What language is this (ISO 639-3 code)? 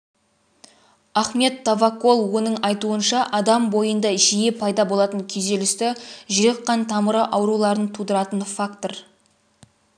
kaz